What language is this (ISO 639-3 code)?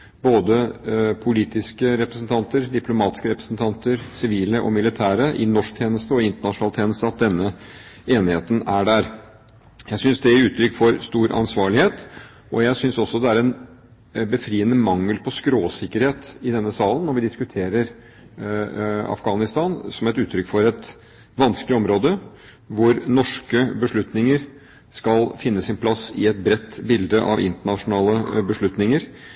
nob